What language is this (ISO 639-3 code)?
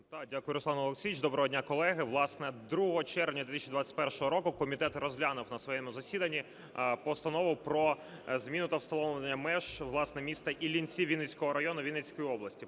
ukr